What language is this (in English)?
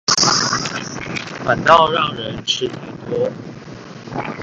Chinese